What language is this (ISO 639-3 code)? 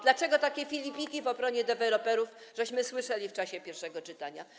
pol